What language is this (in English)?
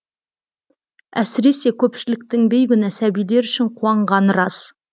Kazakh